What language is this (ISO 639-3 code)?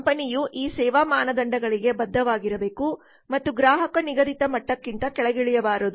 kan